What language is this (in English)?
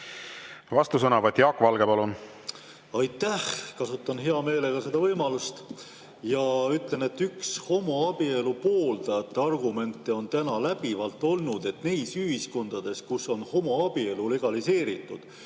Estonian